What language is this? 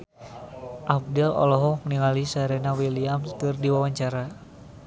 Sundanese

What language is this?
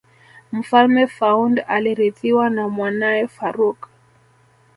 Swahili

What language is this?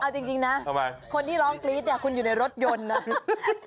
Thai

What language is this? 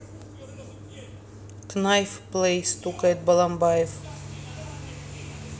Russian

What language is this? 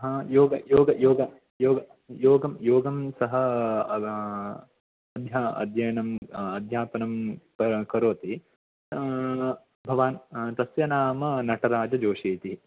Sanskrit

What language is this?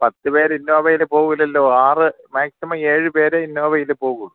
Malayalam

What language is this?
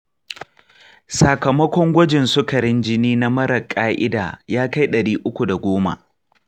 Hausa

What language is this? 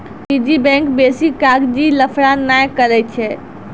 Maithili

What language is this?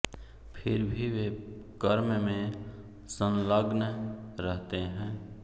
Hindi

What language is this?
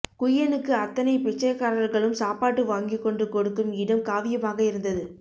Tamil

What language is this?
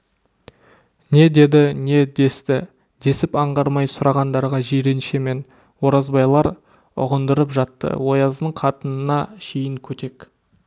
Kazakh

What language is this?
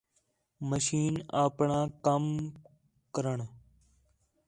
Khetrani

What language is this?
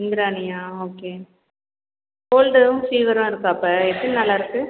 Tamil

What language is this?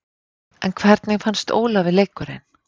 Icelandic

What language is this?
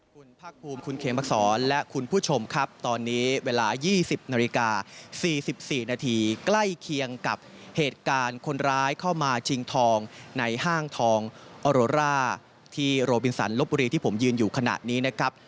Thai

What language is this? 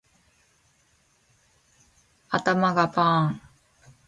Japanese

